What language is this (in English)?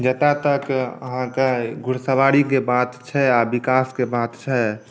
Maithili